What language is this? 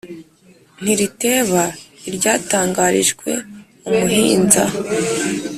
Kinyarwanda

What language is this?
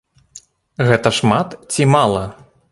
Belarusian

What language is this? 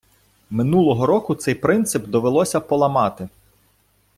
Ukrainian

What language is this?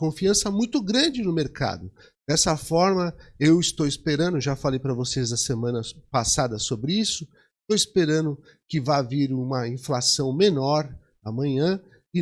Portuguese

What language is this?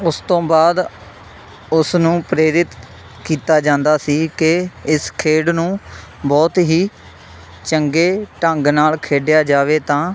Punjabi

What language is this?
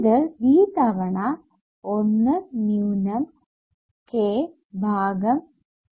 Malayalam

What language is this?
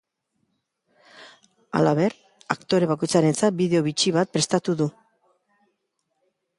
Basque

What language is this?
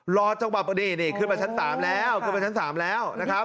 Thai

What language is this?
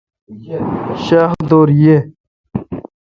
Kalkoti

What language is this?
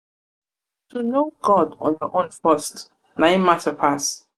Nigerian Pidgin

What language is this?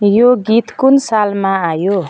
Nepali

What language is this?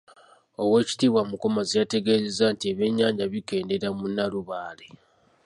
Ganda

